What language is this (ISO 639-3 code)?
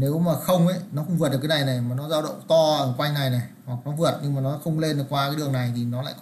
vie